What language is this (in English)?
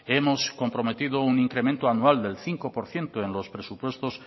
Spanish